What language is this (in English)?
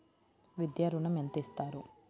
Telugu